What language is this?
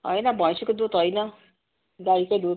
Nepali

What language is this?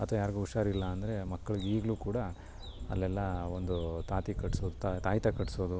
Kannada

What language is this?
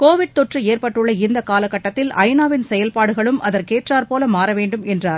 Tamil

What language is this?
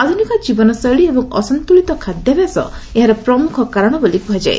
Odia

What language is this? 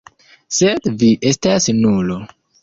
Esperanto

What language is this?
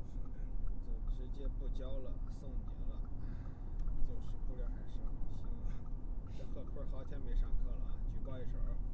Chinese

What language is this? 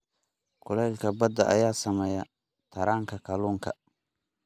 Somali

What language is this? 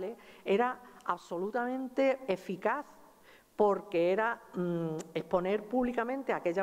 Spanish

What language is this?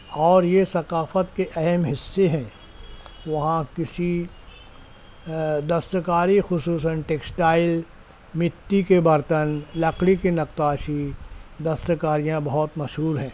Urdu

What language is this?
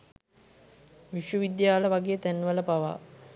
Sinhala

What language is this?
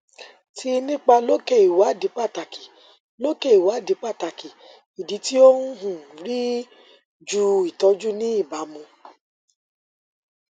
Yoruba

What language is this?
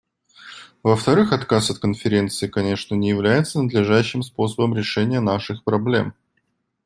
Russian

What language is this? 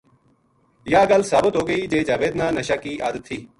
Gujari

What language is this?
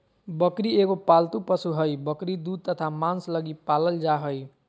Magahi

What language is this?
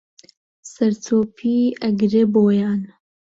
Central Kurdish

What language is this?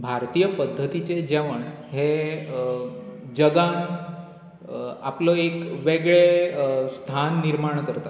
Konkani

